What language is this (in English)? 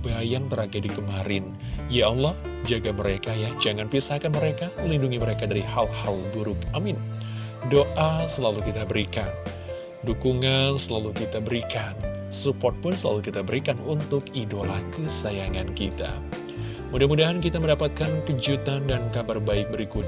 Indonesian